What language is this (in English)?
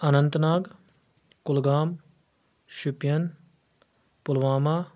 Kashmiri